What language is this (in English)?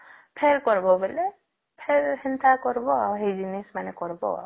Odia